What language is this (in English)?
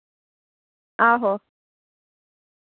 Dogri